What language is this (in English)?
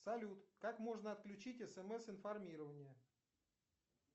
Russian